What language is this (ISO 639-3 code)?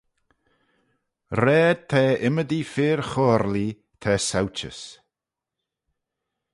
glv